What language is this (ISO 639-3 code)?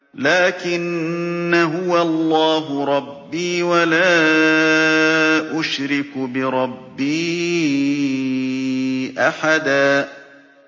ara